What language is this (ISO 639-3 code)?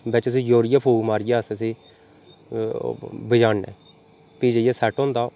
doi